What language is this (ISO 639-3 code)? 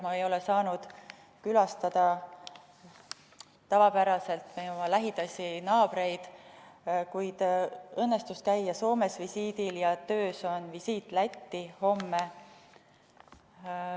est